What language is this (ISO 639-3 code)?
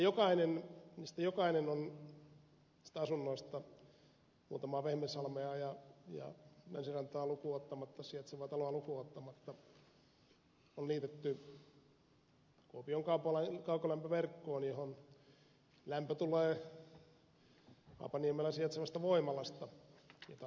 fin